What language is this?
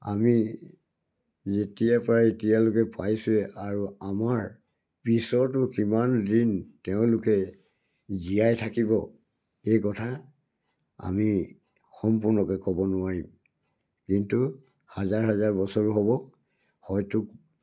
Assamese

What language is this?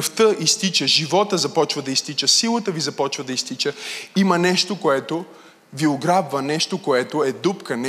Bulgarian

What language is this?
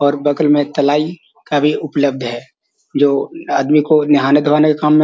Magahi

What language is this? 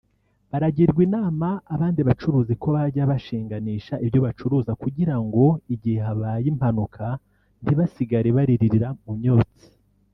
Kinyarwanda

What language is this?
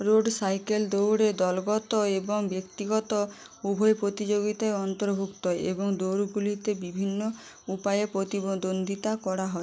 Bangla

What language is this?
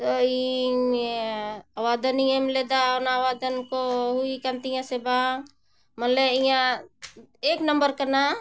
Santali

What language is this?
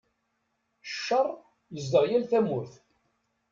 Kabyle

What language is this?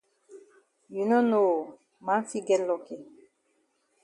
Cameroon Pidgin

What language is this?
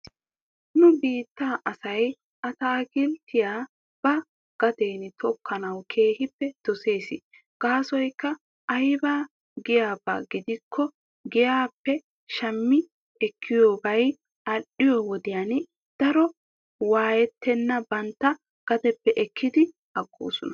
Wolaytta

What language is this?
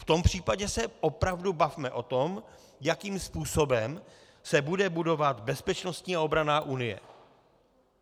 Czech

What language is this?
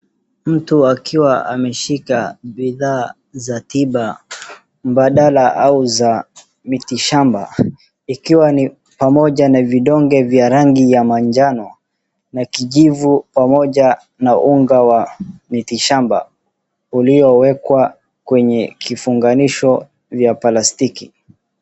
Swahili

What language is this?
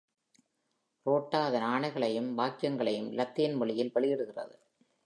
Tamil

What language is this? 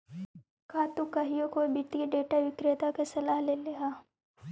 Magahi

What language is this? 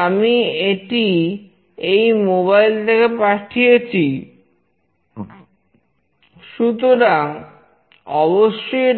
Bangla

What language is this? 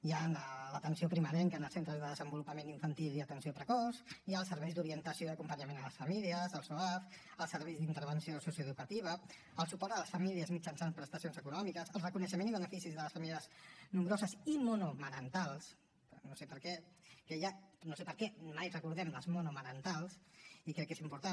Catalan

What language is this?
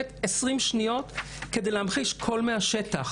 Hebrew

